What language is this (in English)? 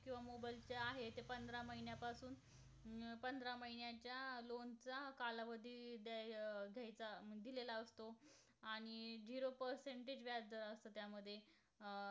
Marathi